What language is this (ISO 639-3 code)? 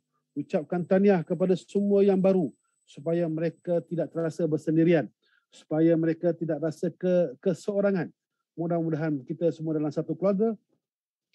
msa